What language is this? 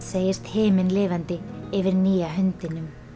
Icelandic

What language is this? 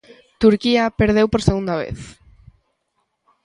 Galician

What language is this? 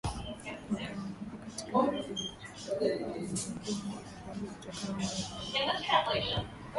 Swahili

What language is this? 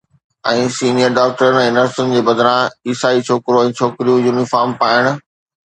Sindhi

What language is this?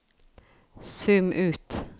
Norwegian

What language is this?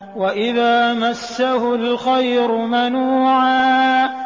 Arabic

